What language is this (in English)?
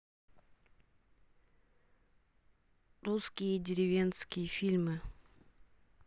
Russian